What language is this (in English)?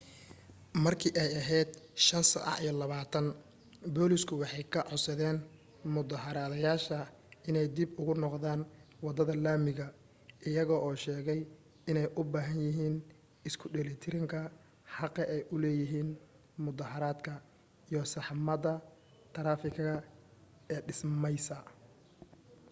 Somali